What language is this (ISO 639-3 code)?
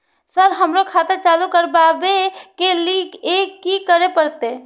mai